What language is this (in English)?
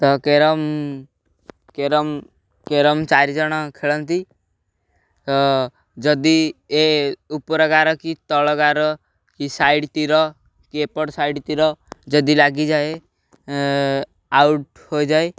Odia